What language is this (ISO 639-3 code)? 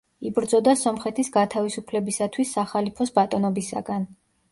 kat